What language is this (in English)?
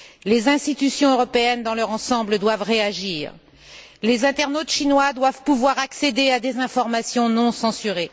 French